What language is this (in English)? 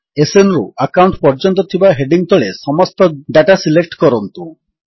Odia